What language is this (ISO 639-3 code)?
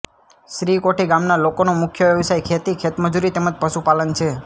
guj